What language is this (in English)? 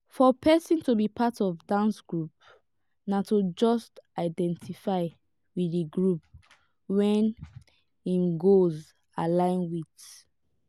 Nigerian Pidgin